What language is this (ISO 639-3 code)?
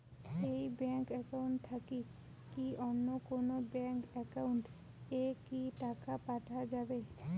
ben